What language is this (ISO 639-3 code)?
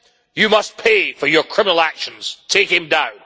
eng